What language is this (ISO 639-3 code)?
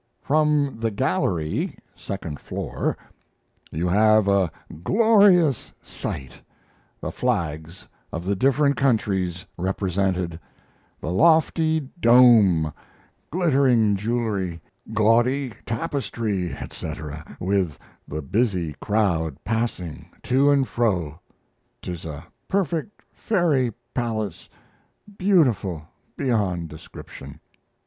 eng